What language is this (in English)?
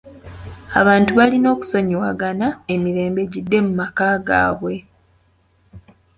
Ganda